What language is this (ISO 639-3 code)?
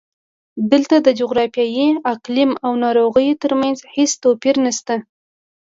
pus